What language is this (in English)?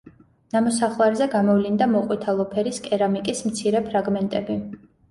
Georgian